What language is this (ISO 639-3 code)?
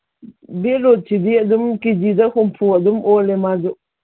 mni